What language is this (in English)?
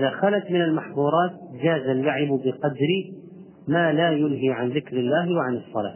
Arabic